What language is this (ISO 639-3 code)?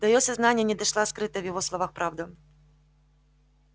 rus